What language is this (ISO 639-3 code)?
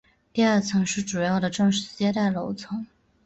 zho